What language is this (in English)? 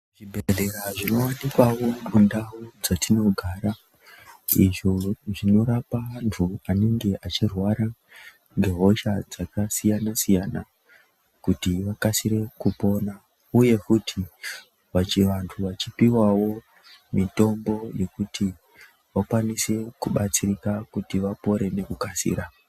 Ndau